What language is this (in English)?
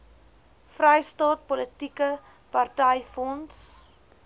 Afrikaans